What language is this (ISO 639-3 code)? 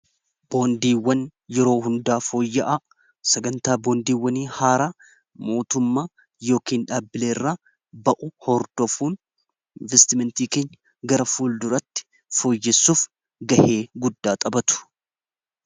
orm